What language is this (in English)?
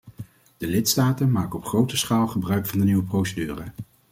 Dutch